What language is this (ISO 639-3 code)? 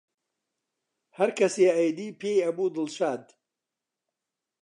ckb